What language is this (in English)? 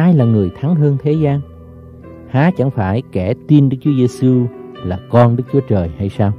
Vietnamese